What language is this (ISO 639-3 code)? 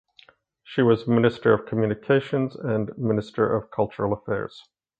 eng